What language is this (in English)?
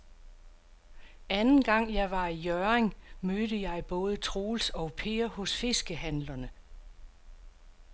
Danish